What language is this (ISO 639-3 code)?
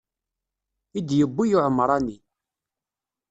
kab